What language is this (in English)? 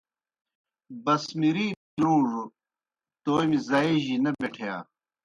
Kohistani Shina